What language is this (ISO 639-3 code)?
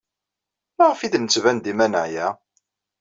kab